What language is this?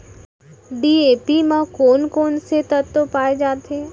Chhattisgarhi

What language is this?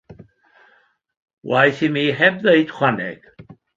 Welsh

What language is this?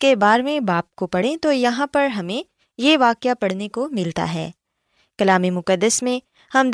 Urdu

